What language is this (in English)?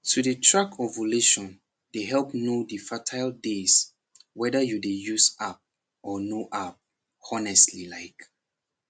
Nigerian Pidgin